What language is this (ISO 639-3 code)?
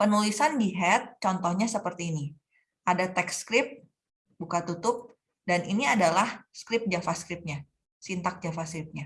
ind